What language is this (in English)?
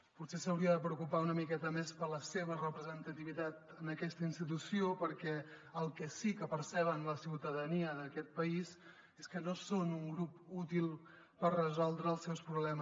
Catalan